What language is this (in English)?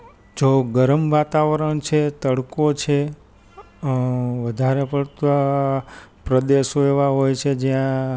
Gujarati